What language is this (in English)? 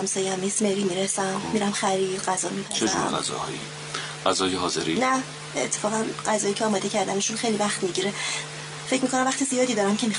Persian